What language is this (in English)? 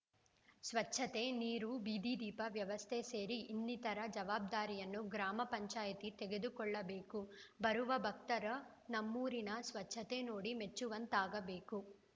Kannada